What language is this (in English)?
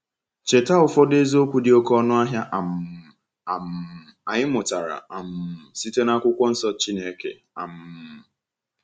Igbo